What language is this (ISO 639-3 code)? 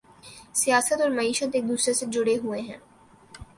urd